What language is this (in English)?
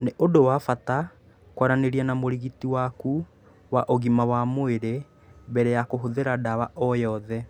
Kikuyu